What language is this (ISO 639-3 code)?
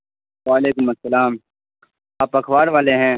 urd